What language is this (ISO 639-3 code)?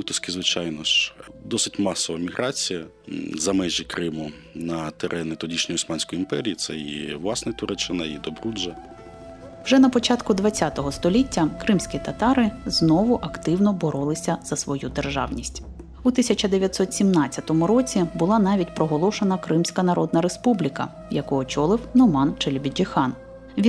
ukr